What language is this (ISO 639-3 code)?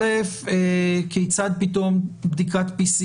heb